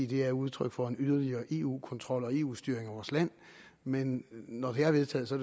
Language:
Danish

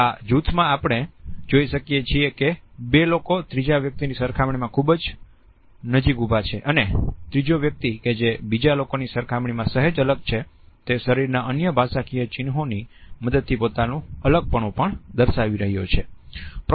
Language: Gujarati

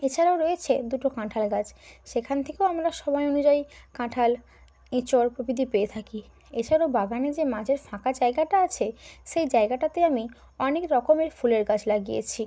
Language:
Bangla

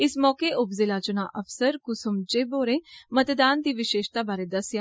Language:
Dogri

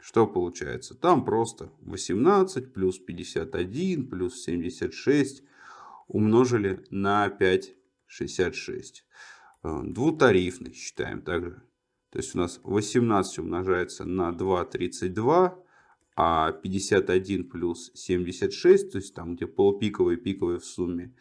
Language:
Russian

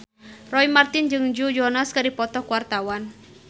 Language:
Sundanese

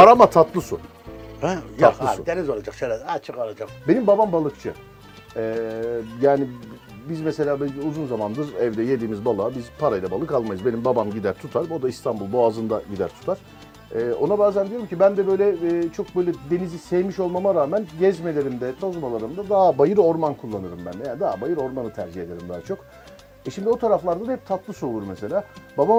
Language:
Turkish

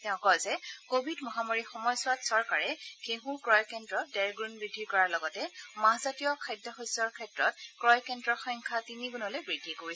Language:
Assamese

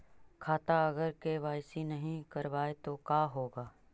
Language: Magahi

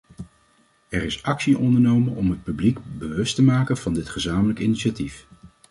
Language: Dutch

